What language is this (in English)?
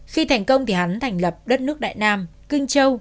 Vietnamese